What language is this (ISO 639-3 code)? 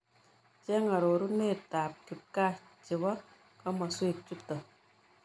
kln